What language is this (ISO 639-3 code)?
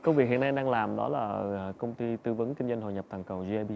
vie